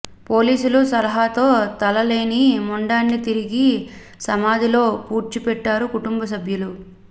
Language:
Telugu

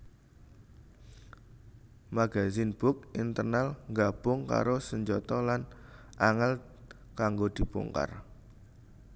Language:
Javanese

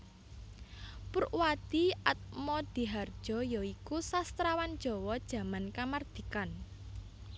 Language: Javanese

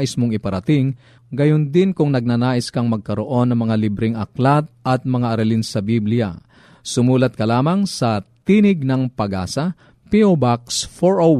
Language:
Filipino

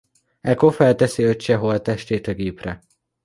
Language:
Hungarian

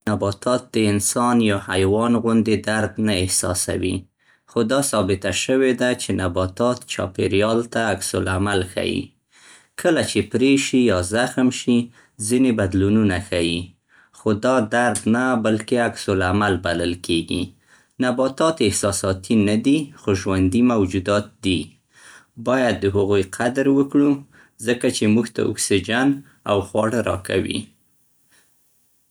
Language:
Central Pashto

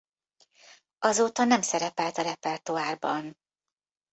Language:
Hungarian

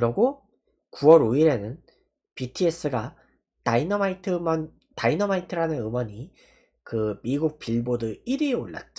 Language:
Korean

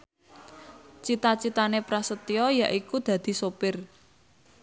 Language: Javanese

